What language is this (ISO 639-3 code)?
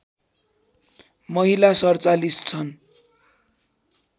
nep